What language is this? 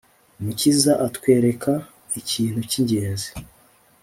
Kinyarwanda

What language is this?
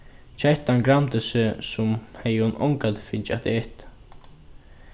Faroese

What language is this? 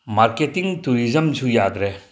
Manipuri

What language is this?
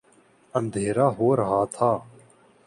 Urdu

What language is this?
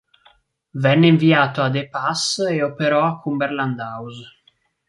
Italian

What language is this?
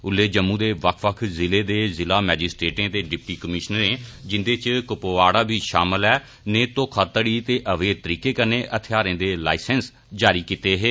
Dogri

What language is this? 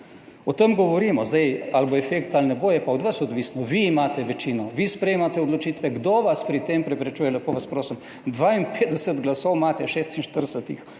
Slovenian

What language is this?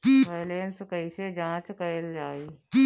Bhojpuri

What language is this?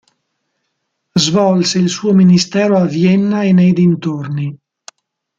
Italian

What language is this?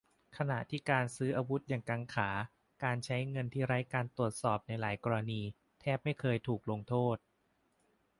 Thai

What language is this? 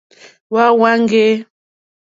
Mokpwe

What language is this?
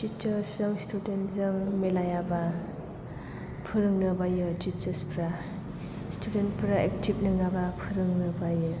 Bodo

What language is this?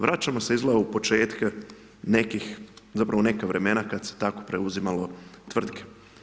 Croatian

